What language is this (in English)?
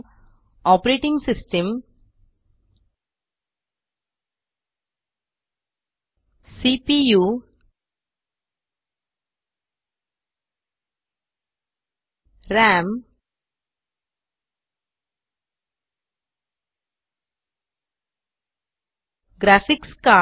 Marathi